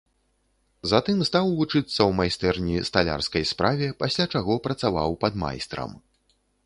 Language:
Belarusian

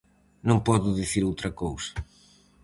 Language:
Galician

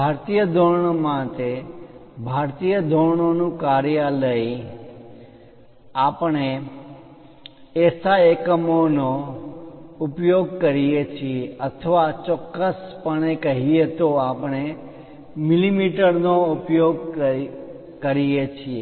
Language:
Gujarati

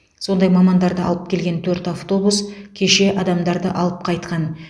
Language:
Kazakh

